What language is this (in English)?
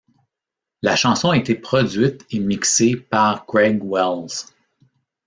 French